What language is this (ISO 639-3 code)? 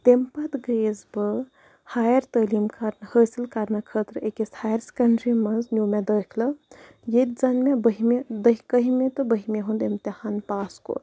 kas